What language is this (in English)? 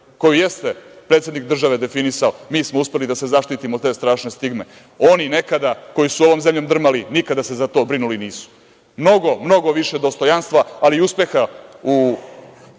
Serbian